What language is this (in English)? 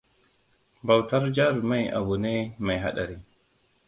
Hausa